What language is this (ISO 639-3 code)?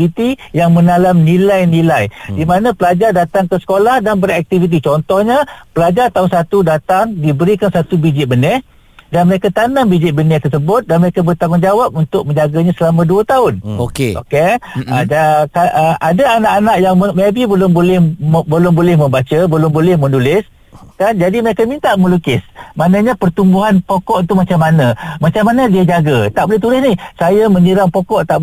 msa